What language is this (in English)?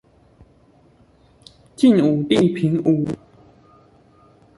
Chinese